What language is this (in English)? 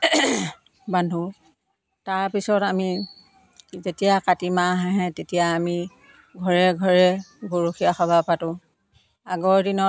Assamese